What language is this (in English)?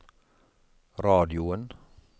Norwegian